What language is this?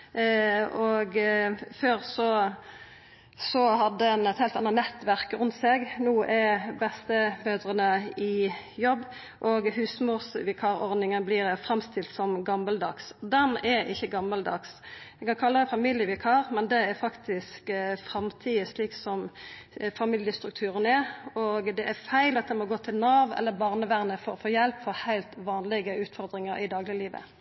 Norwegian Nynorsk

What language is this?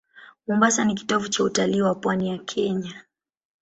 Swahili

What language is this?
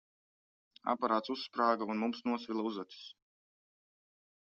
Latvian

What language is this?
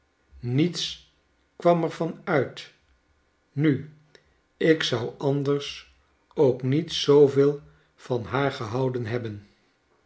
Dutch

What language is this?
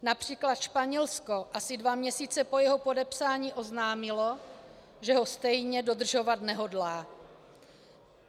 Czech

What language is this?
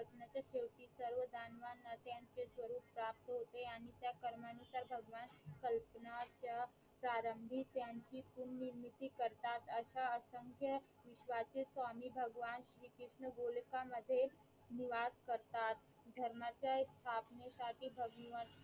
Marathi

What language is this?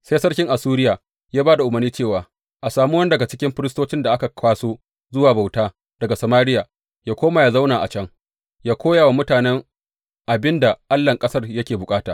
Hausa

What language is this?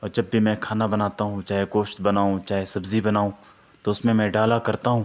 Urdu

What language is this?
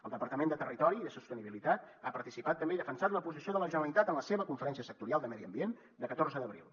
Catalan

